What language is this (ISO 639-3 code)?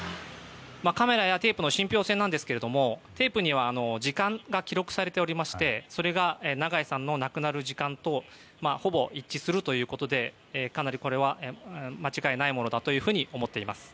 jpn